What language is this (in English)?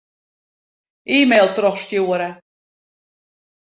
Western Frisian